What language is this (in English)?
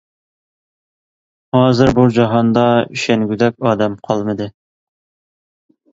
Uyghur